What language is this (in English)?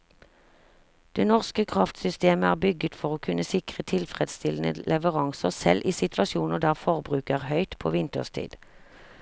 Norwegian